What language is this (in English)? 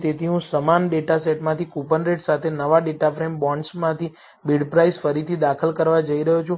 Gujarati